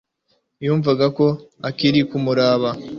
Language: Kinyarwanda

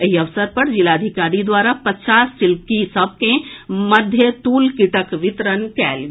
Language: Maithili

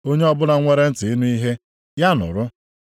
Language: Igbo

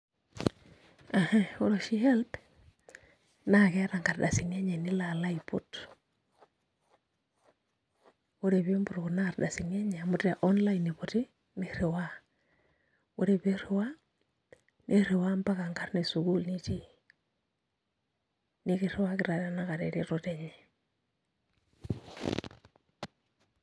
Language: Masai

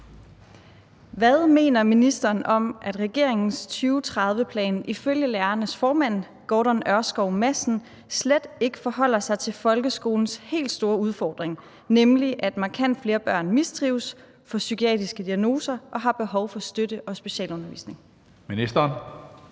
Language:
Danish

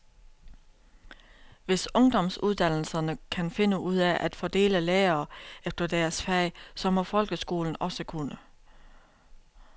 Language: Danish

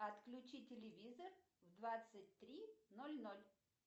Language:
Russian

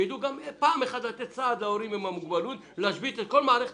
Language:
Hebrew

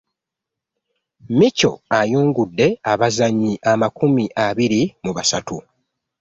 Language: Ganda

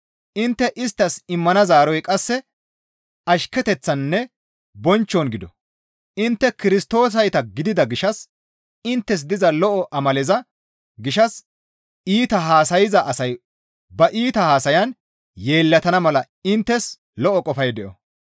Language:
Gamo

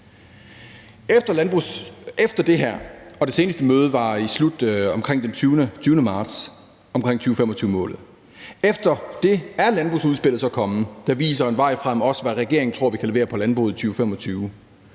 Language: Danish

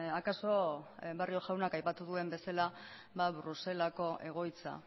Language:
Basque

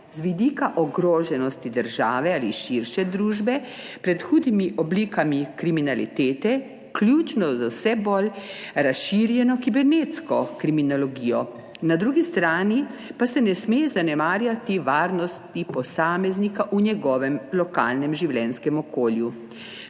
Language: Slovenian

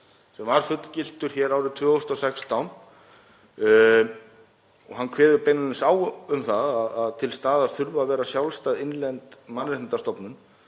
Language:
Icelandic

